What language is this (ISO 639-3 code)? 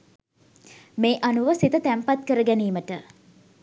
sin